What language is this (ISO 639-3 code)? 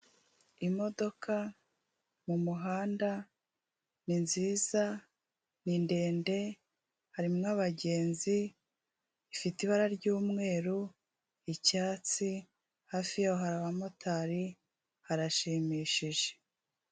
kin